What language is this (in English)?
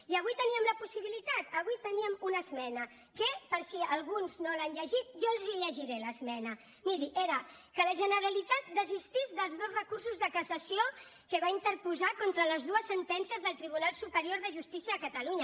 Catalan